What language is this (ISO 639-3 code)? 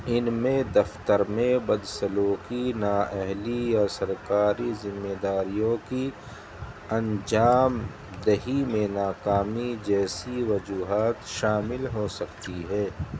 urd